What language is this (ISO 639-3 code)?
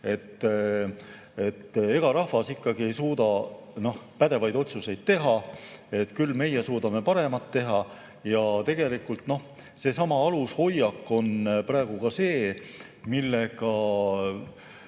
est